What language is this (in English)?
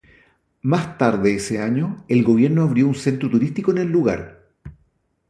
Spanish